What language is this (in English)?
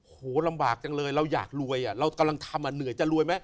Thai